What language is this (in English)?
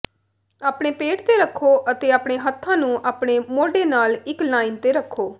Punjabi